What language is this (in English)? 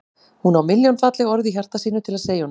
Icelandic